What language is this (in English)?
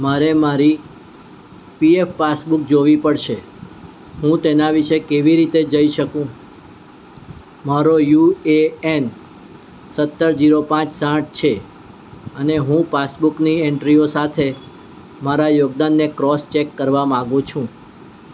Gujarati